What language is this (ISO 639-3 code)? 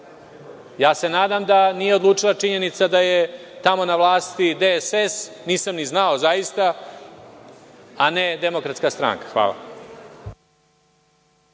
srp